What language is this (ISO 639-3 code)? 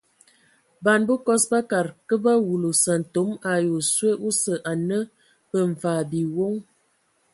ewo